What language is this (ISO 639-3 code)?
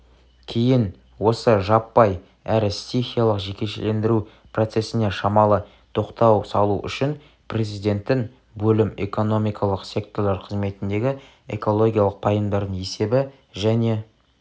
kaz